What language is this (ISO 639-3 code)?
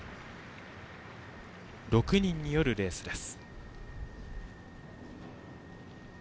jpn